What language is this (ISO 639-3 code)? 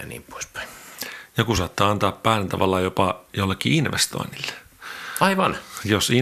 fin